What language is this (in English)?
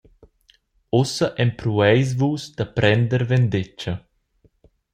Romansh